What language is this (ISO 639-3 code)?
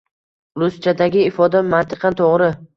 uzb